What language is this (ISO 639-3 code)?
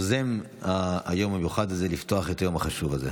heb